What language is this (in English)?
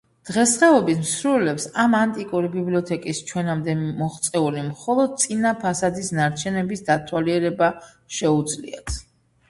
Georgian